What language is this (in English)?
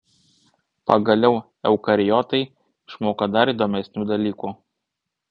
Lithuanian